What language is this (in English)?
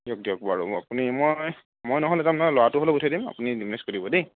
Assamese